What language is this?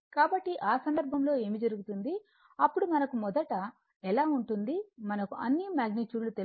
Telugu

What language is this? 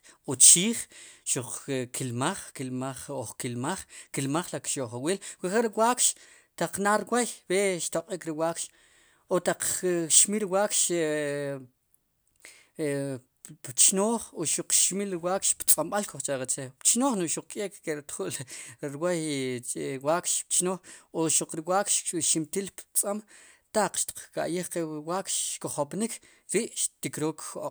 Sipacapense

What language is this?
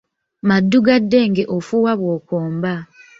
Ganda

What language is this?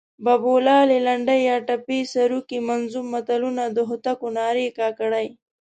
Pashto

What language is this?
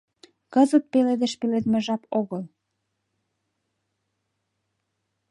Mari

